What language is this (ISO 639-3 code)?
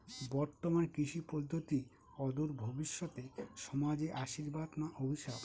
ben